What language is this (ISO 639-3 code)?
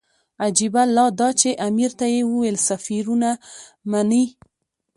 pus